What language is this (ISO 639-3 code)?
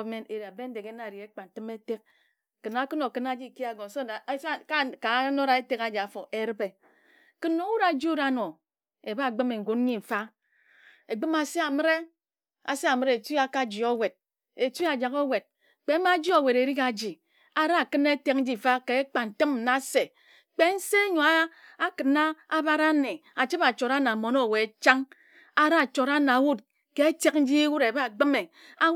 etu